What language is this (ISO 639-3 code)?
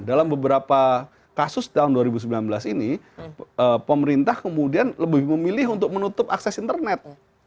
ind